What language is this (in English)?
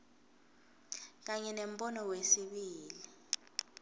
Swati